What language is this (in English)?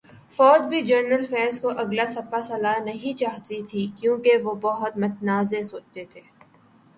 Urdu